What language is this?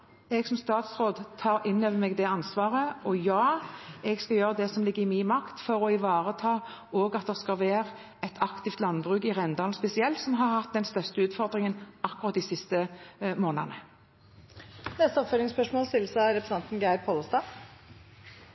Norwegian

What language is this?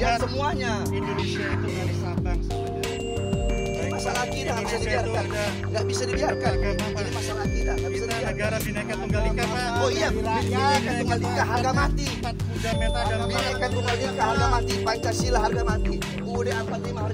Indonesian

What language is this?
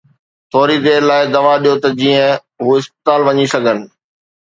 Sindhi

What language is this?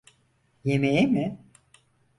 Turkish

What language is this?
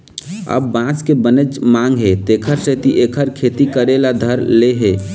Chhattisgarhi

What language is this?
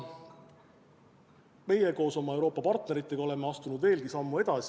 Estonian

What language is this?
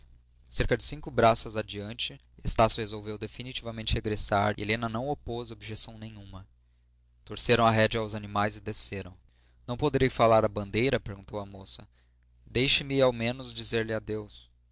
Portuguese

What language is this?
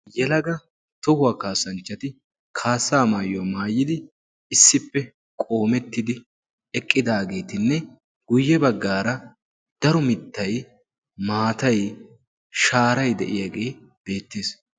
Wolaytta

